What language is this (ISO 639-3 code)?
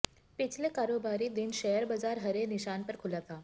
hin